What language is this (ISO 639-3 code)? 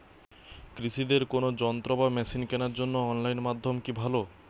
ben